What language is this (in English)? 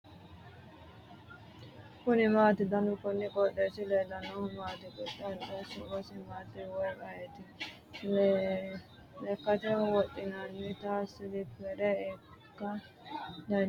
Sidamo